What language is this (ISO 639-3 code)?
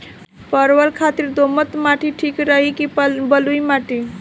bho